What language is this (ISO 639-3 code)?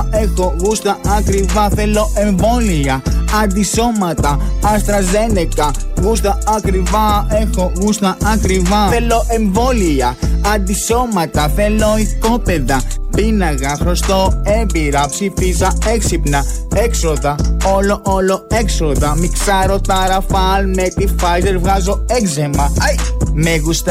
ell